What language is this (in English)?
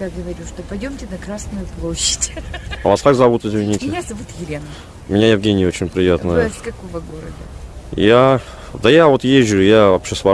Russian